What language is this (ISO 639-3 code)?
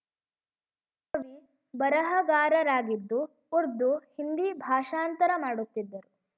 kan